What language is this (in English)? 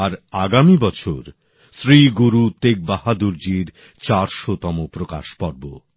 Bangla